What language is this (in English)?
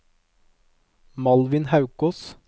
Norwegian